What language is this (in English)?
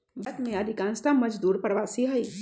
Magahi